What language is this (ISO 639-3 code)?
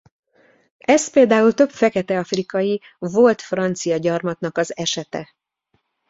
hun